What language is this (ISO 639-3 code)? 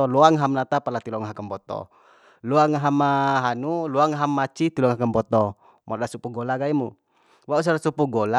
bhp